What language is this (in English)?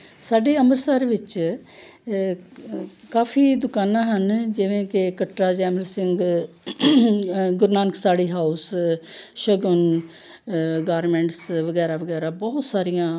Punjabi